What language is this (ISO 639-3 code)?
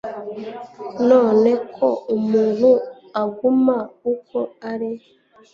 kin